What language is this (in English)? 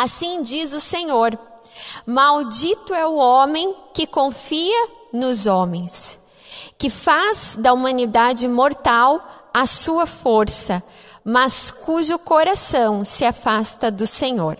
Portuguese